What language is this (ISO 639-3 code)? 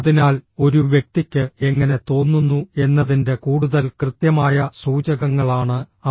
mal